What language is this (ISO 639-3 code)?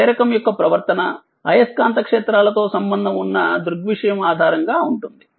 tel